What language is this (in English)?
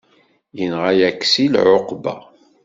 Kabyle